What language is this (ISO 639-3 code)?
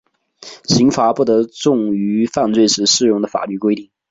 zho